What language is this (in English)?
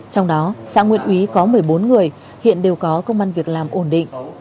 Vietnamese